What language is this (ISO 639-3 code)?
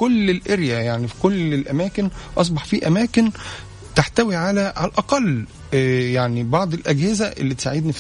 ara